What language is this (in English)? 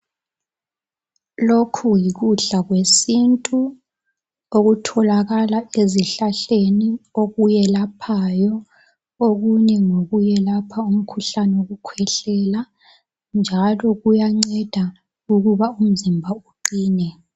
North Ndebele